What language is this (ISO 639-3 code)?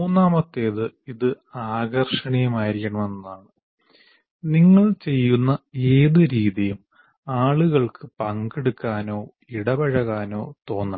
mal